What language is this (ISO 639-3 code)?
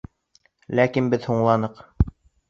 bak